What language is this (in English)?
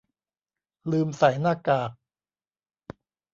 Thai